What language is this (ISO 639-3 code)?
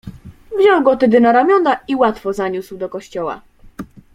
pol